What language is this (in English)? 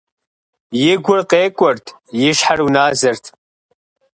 Kabardian